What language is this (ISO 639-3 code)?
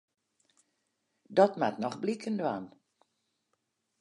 fry